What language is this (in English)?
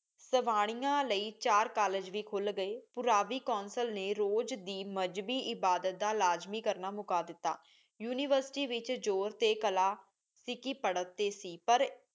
Punjabi